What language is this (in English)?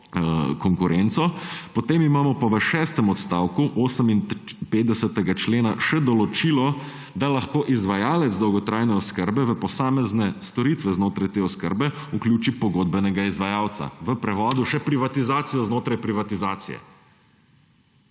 Slovenian